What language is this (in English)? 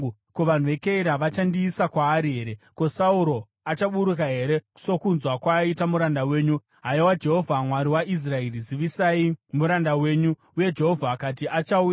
Shona